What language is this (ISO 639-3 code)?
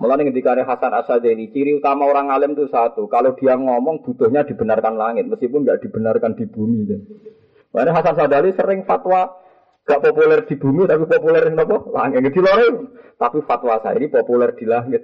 msa